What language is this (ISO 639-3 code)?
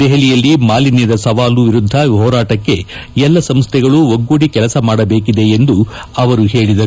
kan